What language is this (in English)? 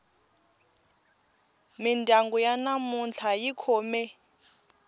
Tsonga